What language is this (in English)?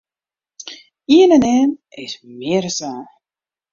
Western Frisian